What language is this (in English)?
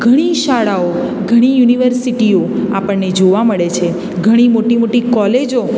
Gujarati